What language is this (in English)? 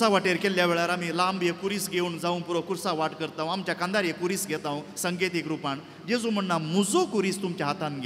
Romanian